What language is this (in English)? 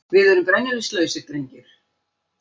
Icelandic